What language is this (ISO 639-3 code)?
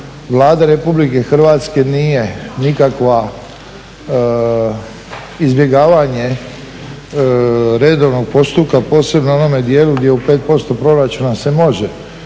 hrv